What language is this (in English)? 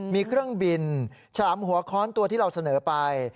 Thai